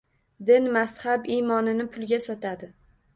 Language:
Uzbek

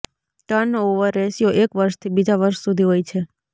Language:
Gujarati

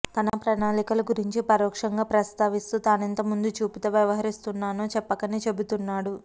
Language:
Telugu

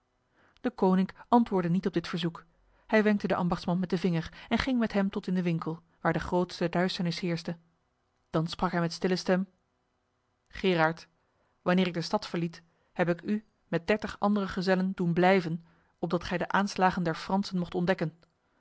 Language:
Dutch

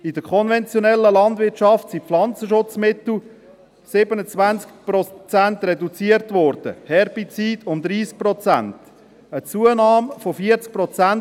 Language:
Swiss German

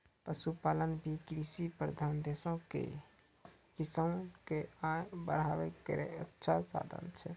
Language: Maithili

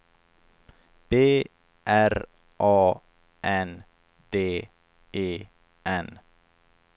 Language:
Swedish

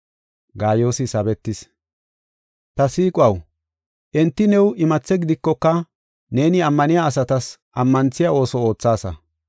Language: Gofa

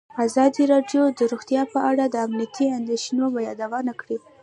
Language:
Pashto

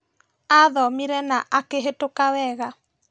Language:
Kikuyu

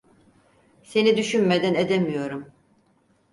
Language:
Turkish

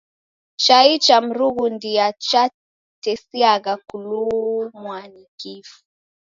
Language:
Taita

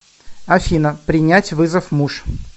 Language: Russian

